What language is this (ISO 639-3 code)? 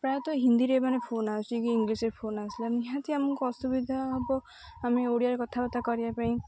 ori